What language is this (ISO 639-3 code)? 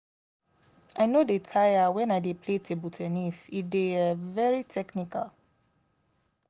pcm